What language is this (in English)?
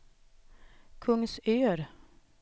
Swedish